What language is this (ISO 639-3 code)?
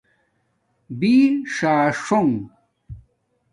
dmk